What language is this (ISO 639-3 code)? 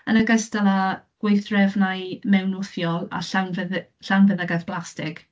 cym